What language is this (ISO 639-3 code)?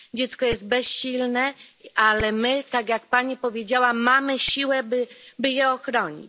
pol